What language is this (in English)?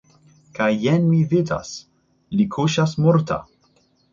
Esperanto